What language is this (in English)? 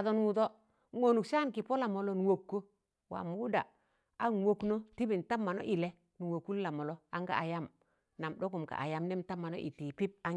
Tangale